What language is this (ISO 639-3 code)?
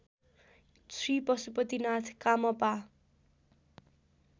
nep